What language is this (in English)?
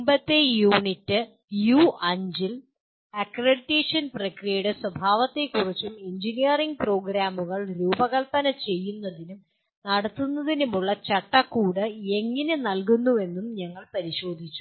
Malayalam